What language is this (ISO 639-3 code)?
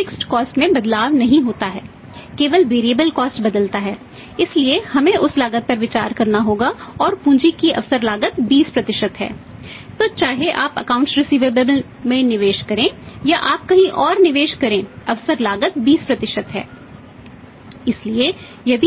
hin